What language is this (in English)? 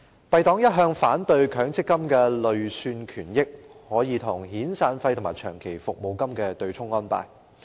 Cantonese